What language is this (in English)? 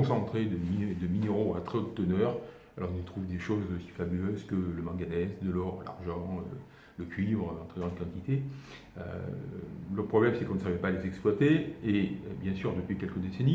French